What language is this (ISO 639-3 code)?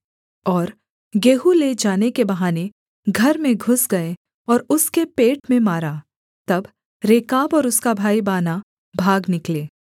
hin